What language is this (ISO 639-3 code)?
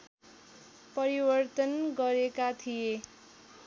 nep